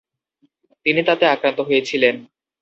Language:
Bangla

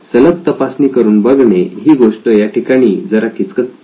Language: Marathi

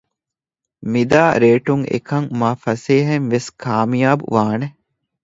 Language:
Divehi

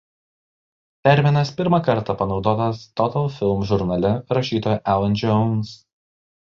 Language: Lithuanian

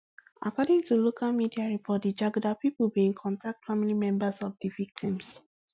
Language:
Nigerian Pidgin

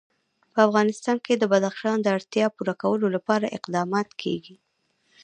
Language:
Pashto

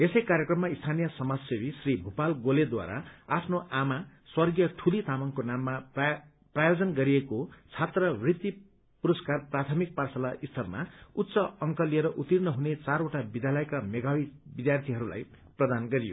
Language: Nepali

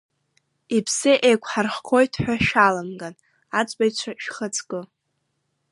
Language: Abkhazian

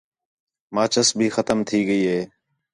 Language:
Khetrani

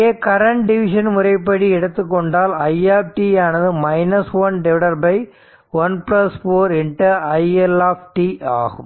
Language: Tamil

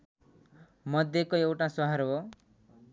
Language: Nepali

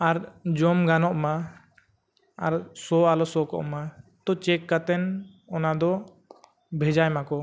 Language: Santali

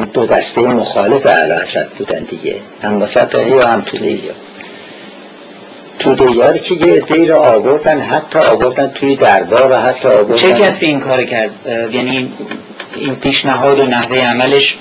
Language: Persian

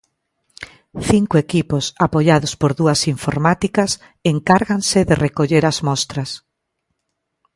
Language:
Galician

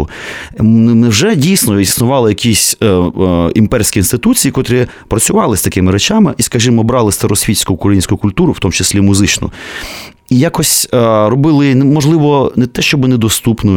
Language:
Ukrainian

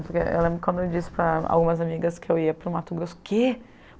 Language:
Portuguese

